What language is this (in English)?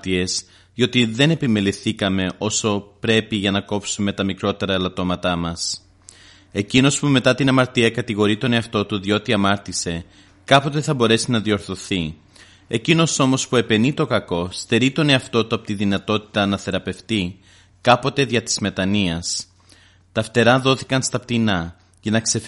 Greek